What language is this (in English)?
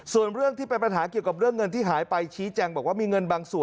Thai